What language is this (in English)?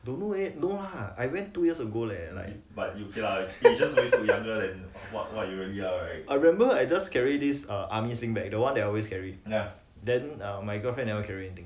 English